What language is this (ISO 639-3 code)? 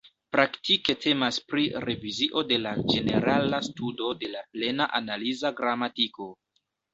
epo